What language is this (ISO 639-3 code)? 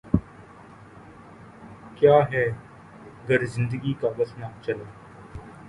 urd